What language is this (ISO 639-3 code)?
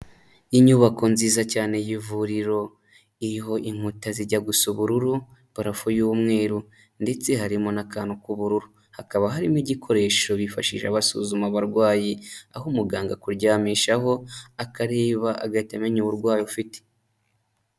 kin